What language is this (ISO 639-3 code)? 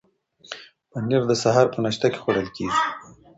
pus